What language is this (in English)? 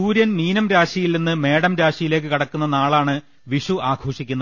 Malayalam